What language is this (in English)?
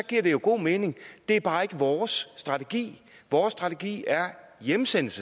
Danish